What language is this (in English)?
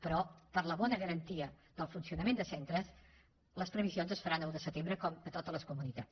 Catalan